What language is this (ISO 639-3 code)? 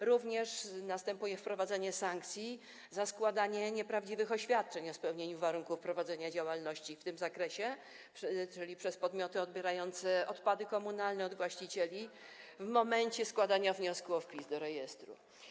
pol